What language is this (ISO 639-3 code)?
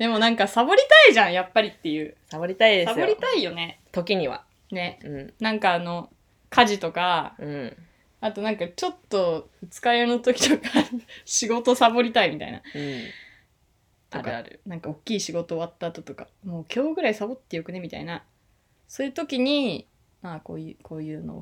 jpn